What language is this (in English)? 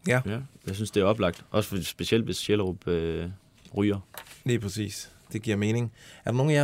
Danish